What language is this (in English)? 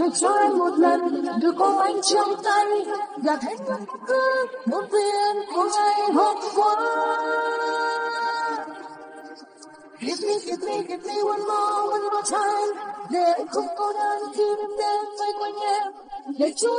Vietnamese